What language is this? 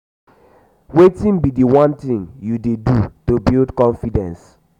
Nigerian Pidgin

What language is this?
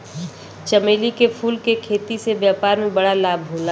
Bhojpuri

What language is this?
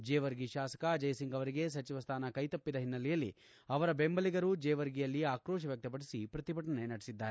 Kannada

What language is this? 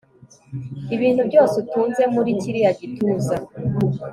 Kinyarwanda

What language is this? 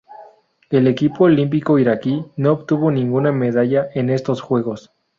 Spanish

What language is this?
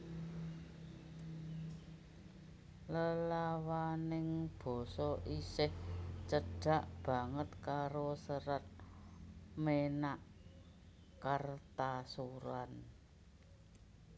Javanese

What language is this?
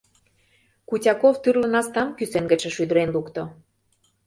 Mari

